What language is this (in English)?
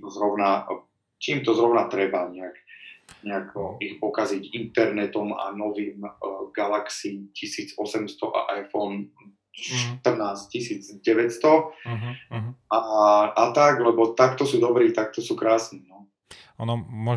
Slovak